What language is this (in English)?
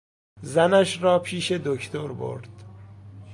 Persian